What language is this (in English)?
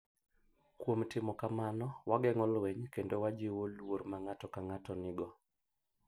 Luo (Kenya and Tanzania)